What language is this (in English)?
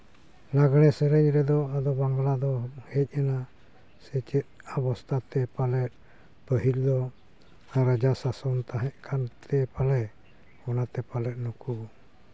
Santali